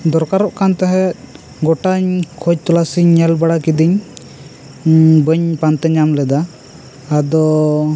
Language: Santali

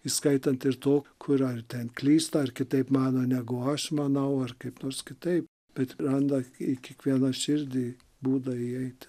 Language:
Lithuanian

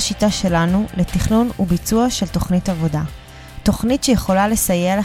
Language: Hebrew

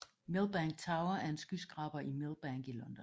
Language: Danish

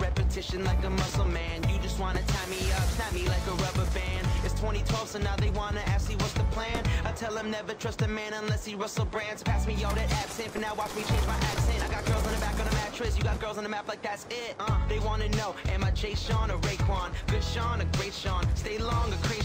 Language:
English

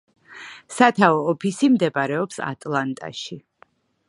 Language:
Georgian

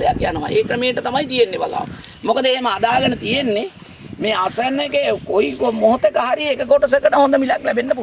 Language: Indonesian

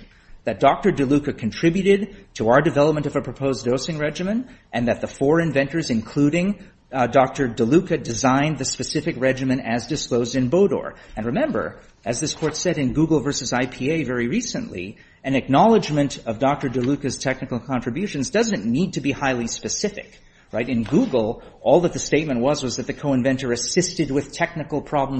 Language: English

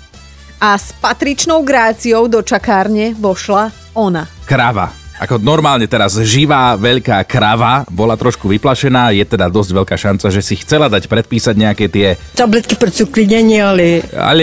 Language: Slovak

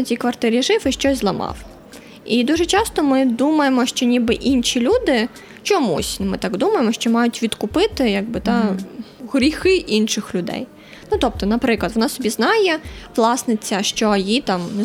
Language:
Ukrainian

